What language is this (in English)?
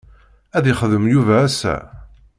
Kabyle